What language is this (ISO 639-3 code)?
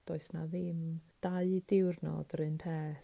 cym